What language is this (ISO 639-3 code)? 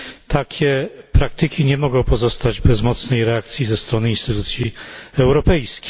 pol